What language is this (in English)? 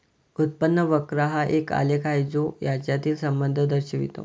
Marathi